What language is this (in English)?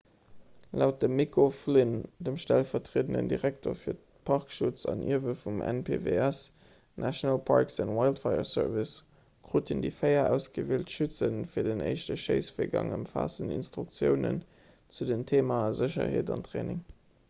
Luxembourgish